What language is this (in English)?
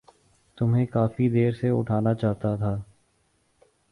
Urdu